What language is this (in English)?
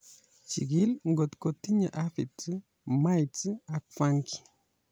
Kalenjin